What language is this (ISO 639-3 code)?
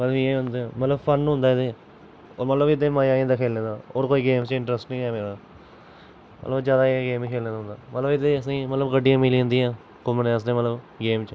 doi